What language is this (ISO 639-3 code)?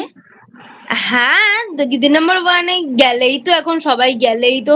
ben